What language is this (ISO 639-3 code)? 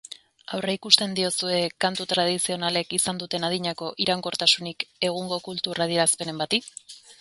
eus